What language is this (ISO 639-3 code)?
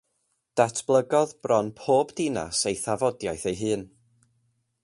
cym